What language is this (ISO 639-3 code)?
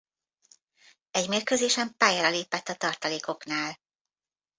hun